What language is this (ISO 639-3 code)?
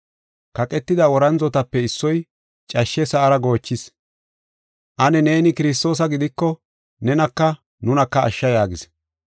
gof